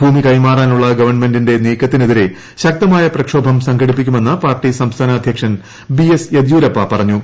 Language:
Malayalam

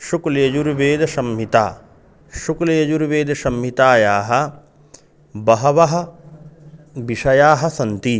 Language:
Sanskrit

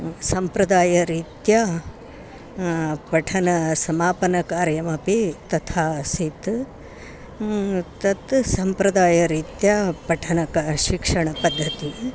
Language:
Sanskrit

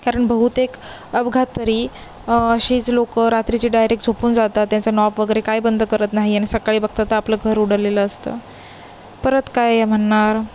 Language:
Marathi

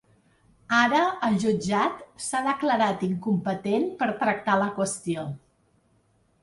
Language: Catalan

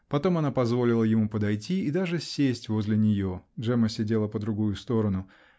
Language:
Russian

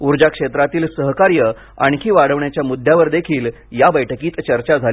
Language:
Marathi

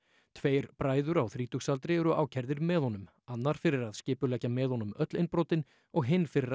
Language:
Icelandic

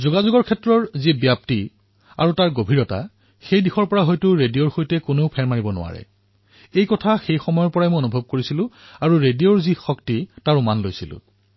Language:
Assamese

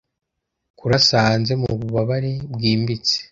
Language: Kinyarwanda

